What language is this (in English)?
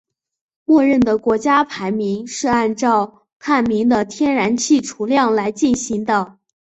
Chinese